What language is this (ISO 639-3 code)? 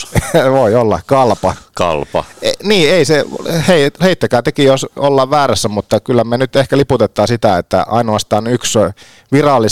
fin